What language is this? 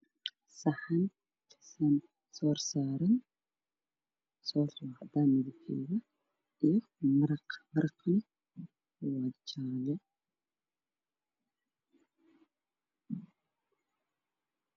Somali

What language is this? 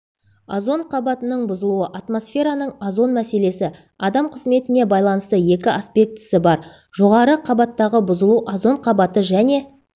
Kazakh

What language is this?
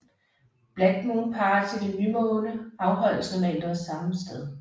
Danish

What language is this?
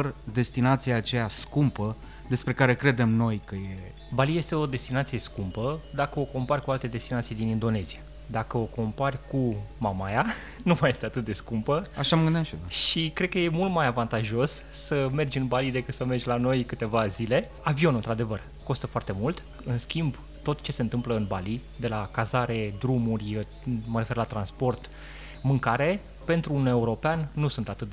Romanian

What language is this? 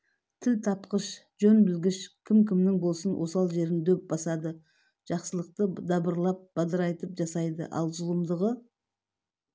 Kazakh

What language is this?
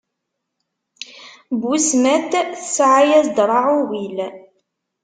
Kabyle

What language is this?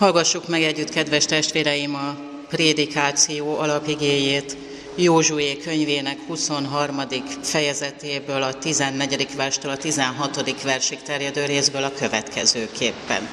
Hungarian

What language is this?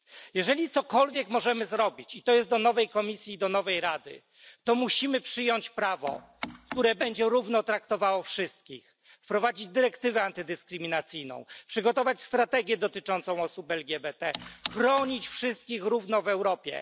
Polish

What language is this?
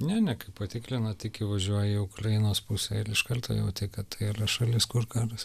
Lithuanian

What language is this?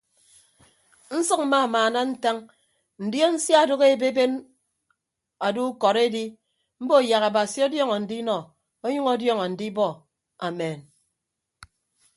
Ibibio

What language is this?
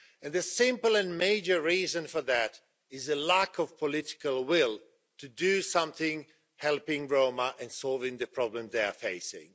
English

